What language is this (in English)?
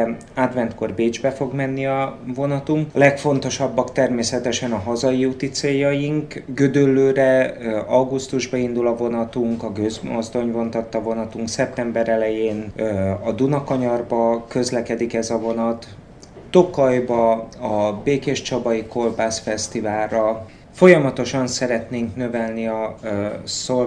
Hungarian